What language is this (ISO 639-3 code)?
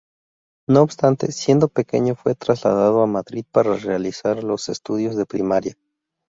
spa